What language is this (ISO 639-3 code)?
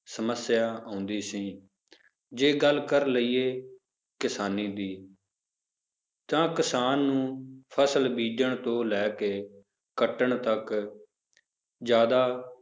pan